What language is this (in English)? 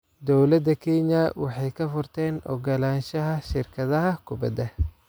Somali